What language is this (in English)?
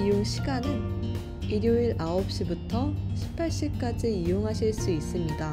Korean